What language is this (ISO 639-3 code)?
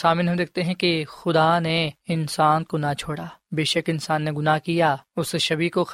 urd